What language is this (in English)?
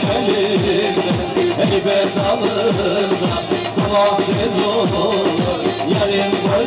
Arabic